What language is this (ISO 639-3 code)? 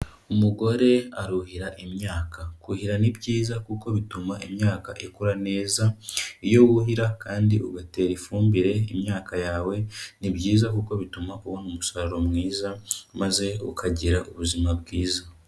kin